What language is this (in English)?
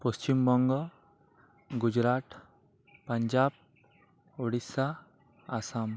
Santali